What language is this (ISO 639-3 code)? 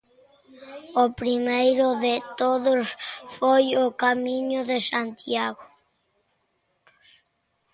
glg